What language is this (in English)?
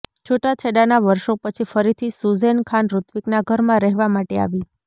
Gujarati